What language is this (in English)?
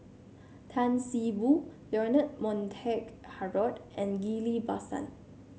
English